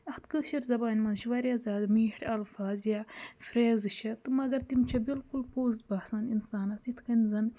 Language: Kashmiri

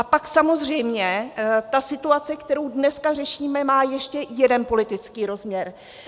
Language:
Czech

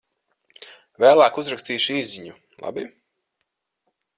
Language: Latvian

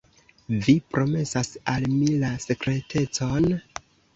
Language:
Esperanto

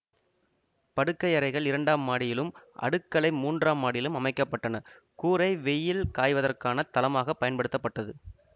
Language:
Tamil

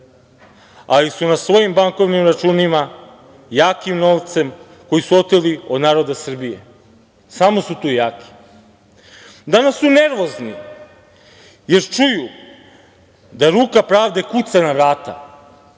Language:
Serbian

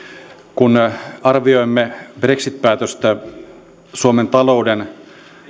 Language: Finnish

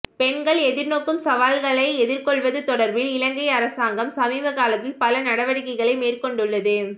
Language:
Tamil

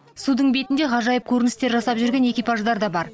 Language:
Kazakh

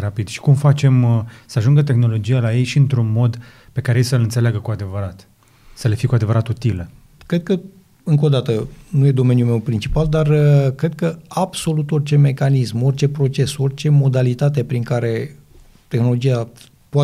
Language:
Romanian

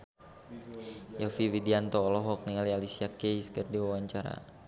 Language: Sundanese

